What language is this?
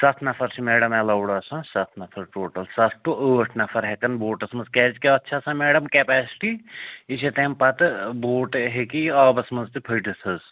Kashmiri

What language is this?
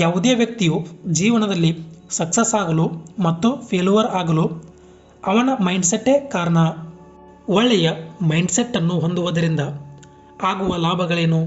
Kannada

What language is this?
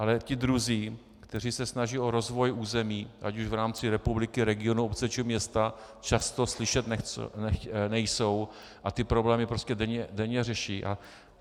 Czech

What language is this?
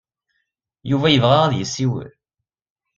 Kabyle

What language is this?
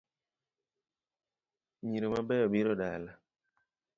Luo (Kenya and Tanzania)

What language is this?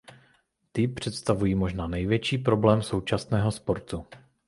Czech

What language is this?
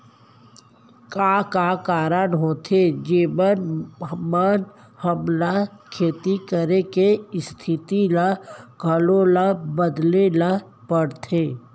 Chhattisgarhi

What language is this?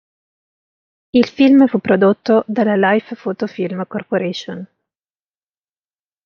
Italian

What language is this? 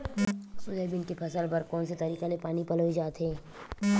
Chhattisgarhi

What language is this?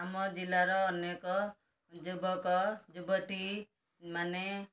Odia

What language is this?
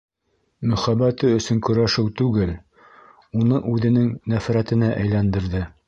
Bashkir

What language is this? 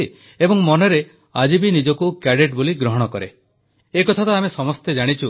Odia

